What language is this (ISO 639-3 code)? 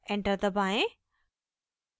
hin